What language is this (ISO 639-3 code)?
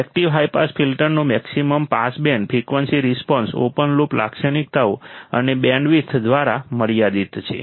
guj